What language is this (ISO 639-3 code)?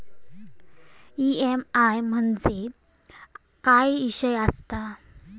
mar